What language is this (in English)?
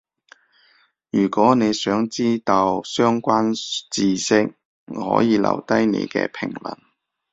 Cantonese